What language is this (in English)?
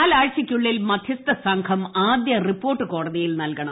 Malayalam